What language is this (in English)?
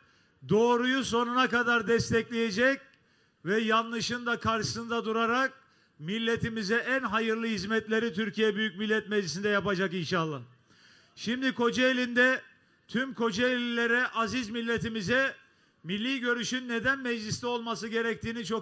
Turkish